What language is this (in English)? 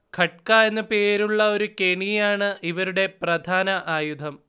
Malayalam